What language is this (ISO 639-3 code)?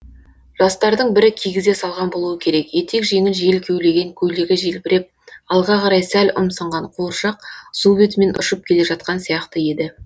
kaz